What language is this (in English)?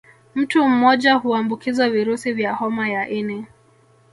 Swahili